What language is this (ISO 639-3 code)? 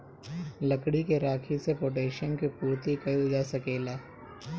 bho